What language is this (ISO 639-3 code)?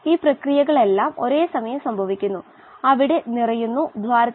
mal